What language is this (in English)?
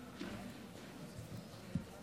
Hebrew